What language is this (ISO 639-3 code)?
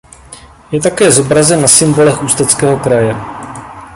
ces